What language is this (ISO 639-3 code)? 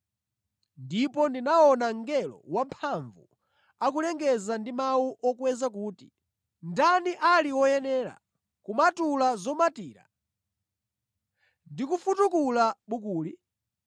nya